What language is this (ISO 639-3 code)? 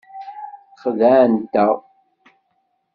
kab